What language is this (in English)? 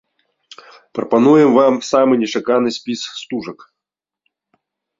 Belarusian